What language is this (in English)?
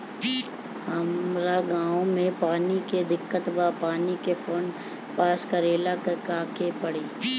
Bhojpuri